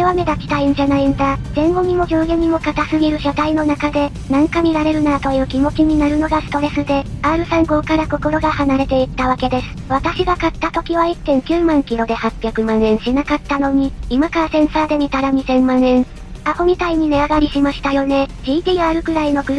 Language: Japanese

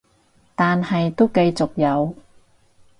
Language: Cantonese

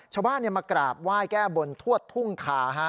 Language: Thai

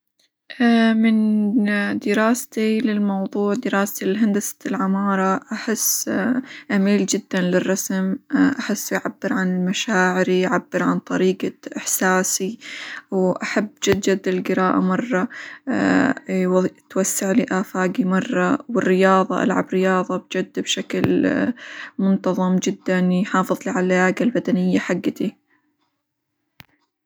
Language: Hijazi Arabic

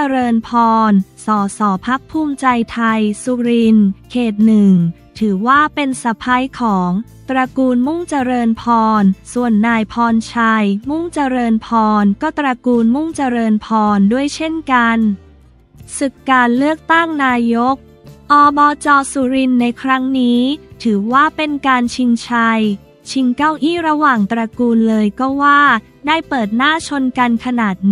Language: Thai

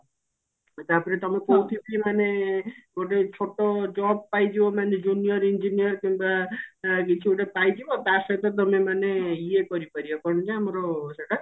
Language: Odia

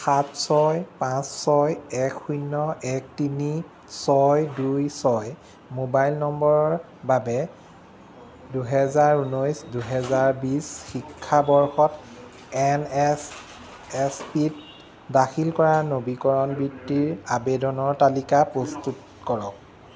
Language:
Assamese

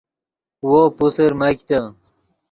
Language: Yidgha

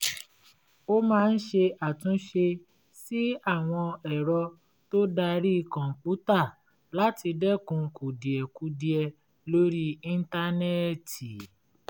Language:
Yoruba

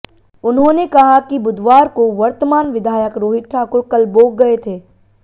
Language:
Hindi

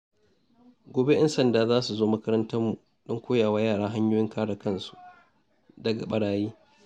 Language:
Hausa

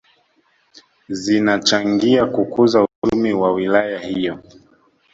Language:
Swahili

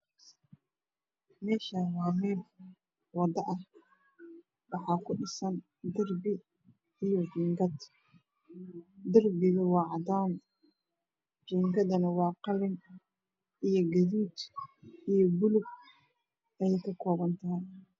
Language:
Somali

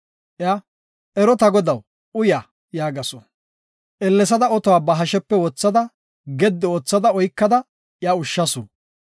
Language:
Gofa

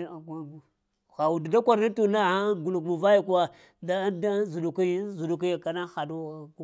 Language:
Lamang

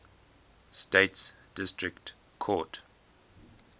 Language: English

